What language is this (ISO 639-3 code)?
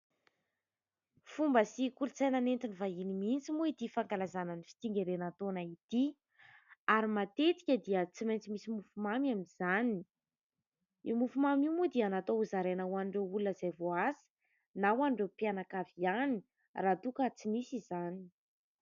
mlg